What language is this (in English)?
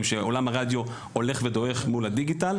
Hebrew